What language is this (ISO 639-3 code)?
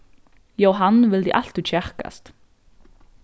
fao